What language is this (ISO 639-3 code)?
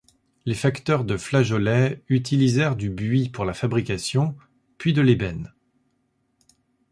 fra